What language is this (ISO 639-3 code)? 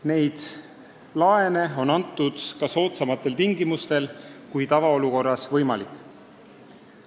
est